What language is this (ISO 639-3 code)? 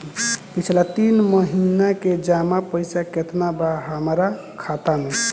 bho